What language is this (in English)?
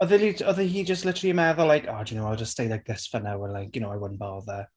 Welsh